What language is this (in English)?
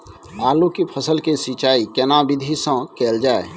Maithili